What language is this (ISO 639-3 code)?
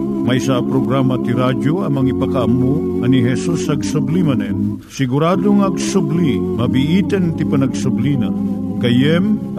fil